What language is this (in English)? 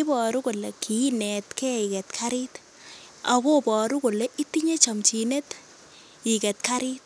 Kalenjin